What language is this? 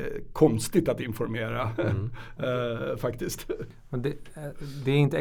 Swedish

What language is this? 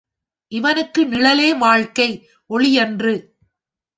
Tamil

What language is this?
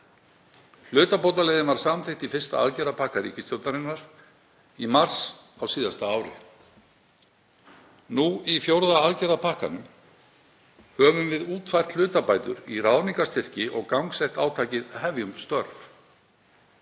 Icelandic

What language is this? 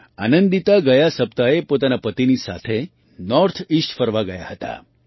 Gujarati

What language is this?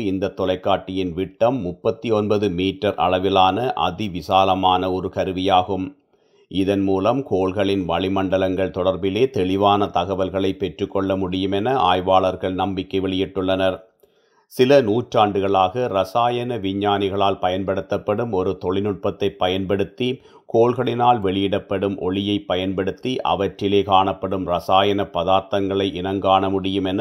Tamil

